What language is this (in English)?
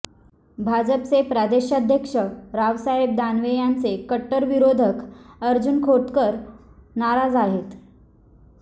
Marathi